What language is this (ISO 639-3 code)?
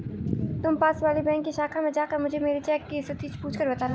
hin